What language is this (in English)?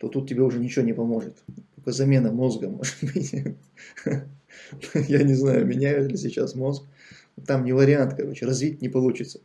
Russian